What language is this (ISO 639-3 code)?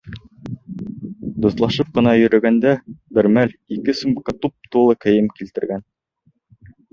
bak